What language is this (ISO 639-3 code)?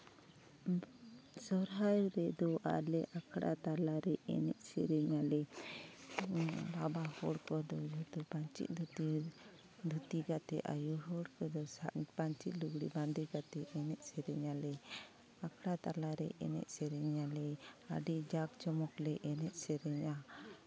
sat